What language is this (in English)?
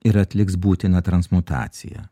Lithuanian